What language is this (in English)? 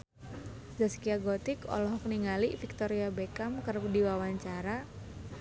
Sundanese